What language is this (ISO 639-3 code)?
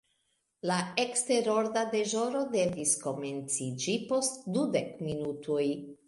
epo